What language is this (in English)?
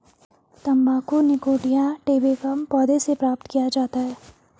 Hindi